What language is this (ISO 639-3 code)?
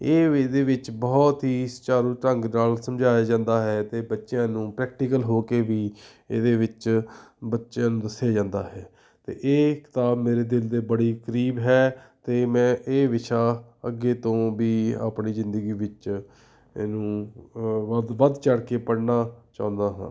pan